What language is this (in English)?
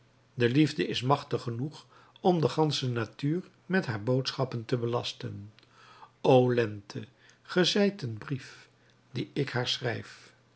Dutch